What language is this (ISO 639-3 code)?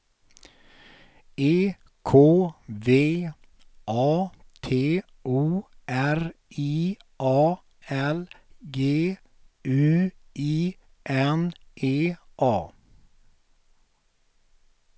swe